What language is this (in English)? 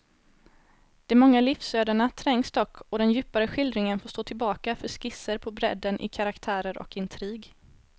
Swedish